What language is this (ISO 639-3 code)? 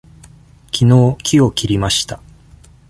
jpn